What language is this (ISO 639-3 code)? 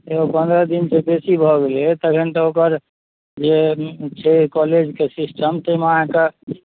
mai